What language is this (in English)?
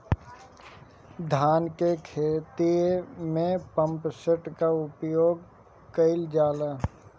Bhojpuri